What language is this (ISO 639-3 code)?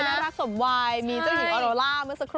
tha